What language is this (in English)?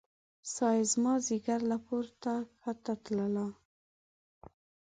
Pashto